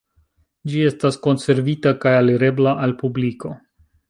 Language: Esperanto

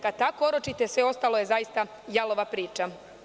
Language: Serbian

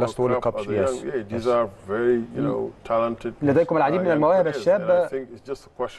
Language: Arabic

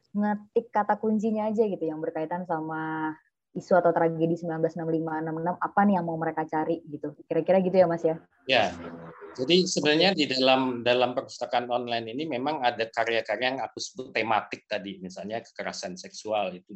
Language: Indonesian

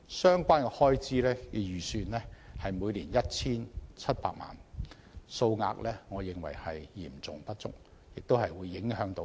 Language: Cantonese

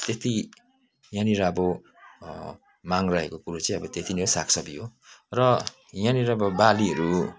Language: Nepali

